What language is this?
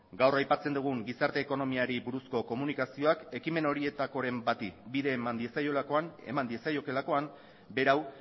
Basque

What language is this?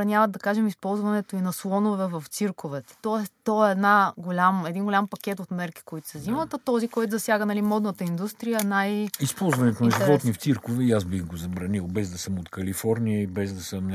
Bulgarian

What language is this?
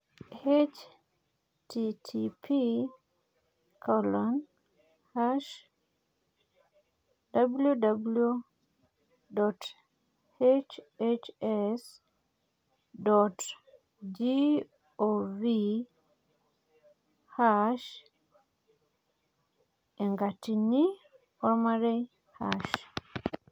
Masai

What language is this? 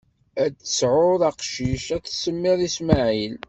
Kabyle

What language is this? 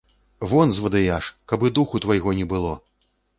Belarusian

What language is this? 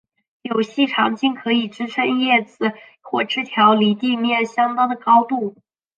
Chinese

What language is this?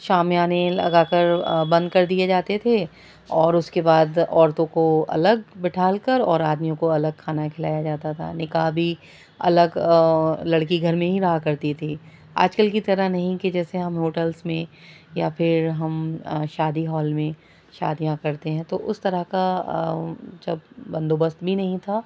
Urdu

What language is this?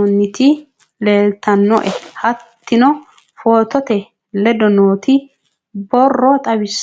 Sidamo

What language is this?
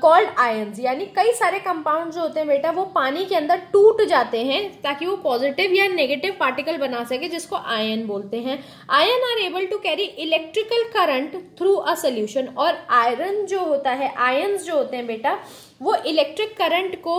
Hindi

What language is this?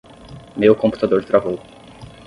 Portuguese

